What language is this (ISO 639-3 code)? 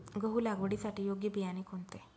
mar